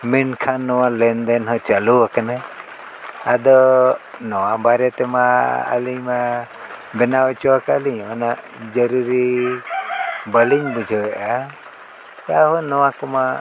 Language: Santali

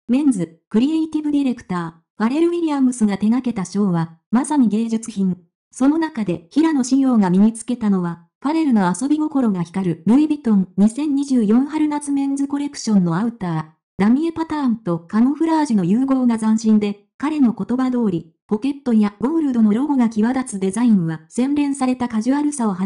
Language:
Japanese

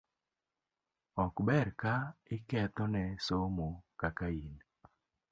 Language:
Luo (Kenya and Tanzania)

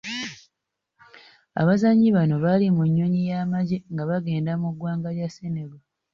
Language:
Ganda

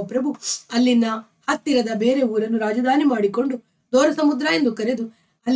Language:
Arabic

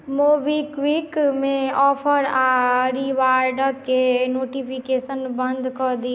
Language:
Maithili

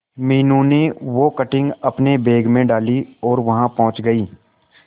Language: Hindi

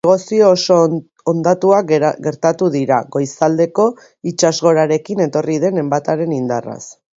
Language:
Basque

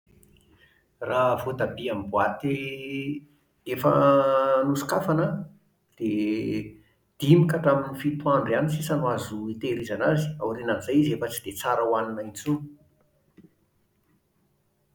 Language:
Malagasy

